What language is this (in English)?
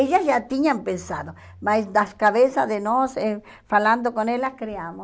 Portuguese